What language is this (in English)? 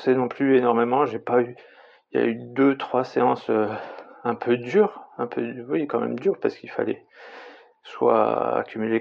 French